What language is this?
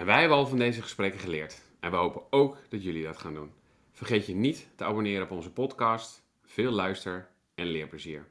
Dutch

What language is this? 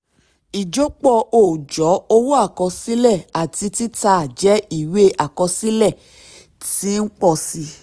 Yoruba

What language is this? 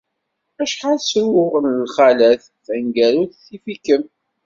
Kabyle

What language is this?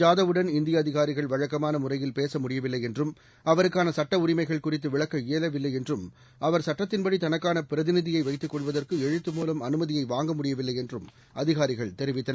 Tamil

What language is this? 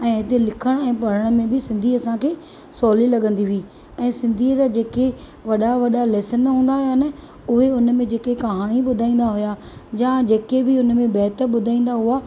Sindhi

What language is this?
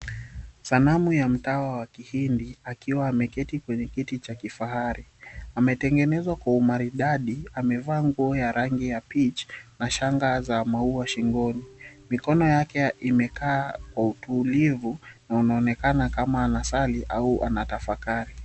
Swahili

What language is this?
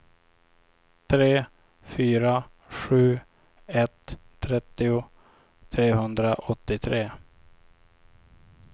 Swedish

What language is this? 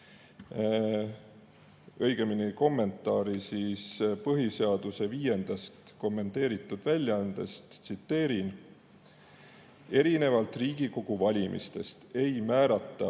Estonian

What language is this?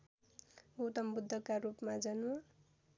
Nepali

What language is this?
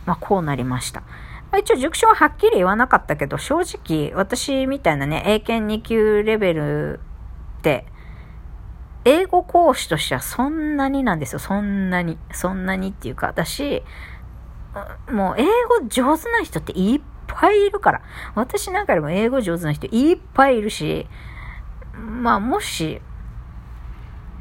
Japanese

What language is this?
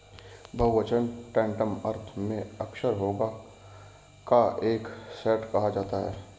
Hindi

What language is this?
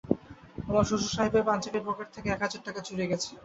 Bangla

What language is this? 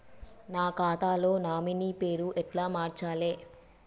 Telugu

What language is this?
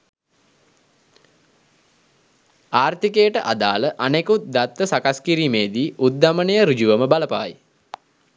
Sinhala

